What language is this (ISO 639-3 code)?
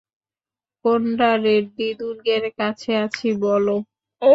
ben